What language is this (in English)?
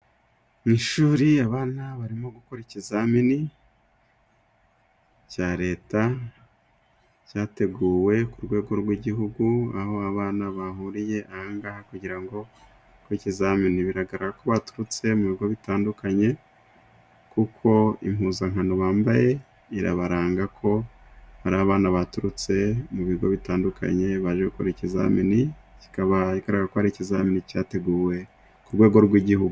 Kinyarwanda